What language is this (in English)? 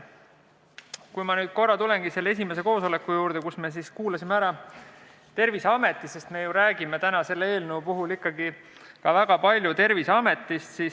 Estonian